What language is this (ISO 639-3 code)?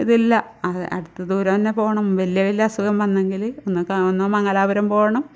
mal